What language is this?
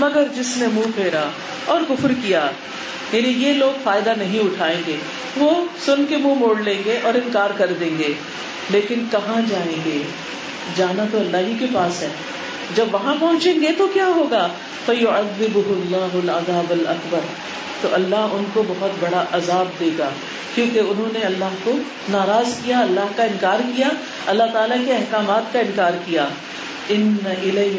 Urdu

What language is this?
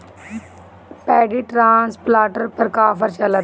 Bhojpuri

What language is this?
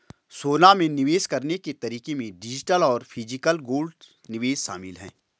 Hindi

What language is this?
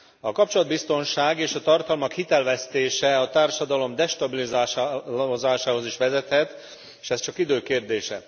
Hungarian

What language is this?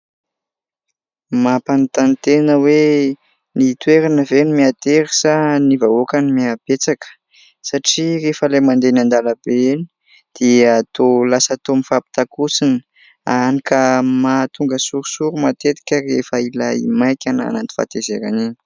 Malagasy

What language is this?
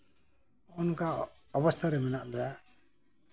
Santali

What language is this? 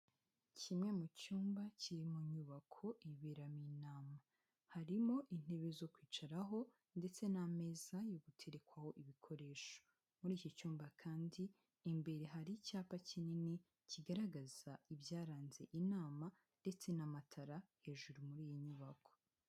Kinyarwanda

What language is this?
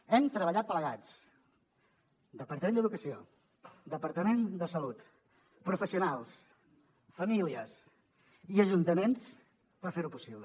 Catalan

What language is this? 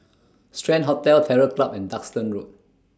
English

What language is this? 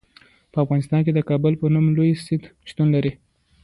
Pashto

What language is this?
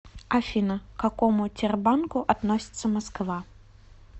Russian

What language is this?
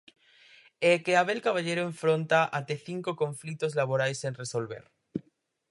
Galician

